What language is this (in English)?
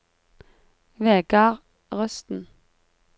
Norwegian